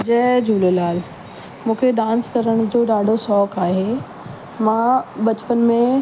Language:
Sindhi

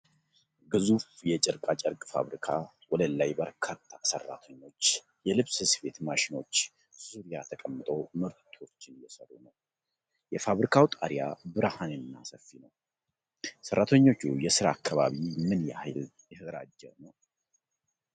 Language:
Amharic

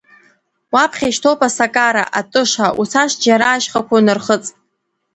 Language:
Abkhazian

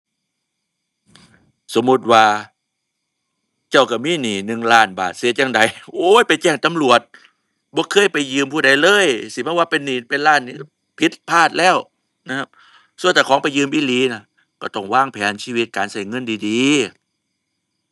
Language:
Thai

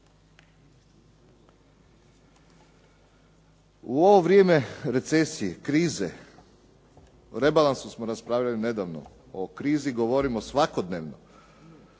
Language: Croatian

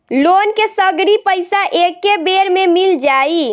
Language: Bhojpuri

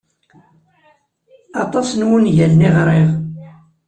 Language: Kabyle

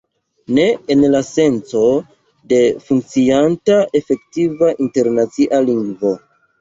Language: Esperanto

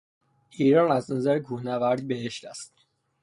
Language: Persian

